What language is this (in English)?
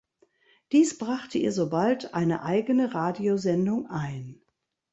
German